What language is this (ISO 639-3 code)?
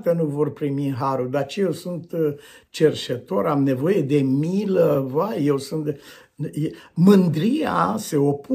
ron